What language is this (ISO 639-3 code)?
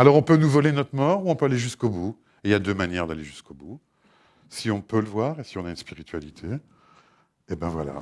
fra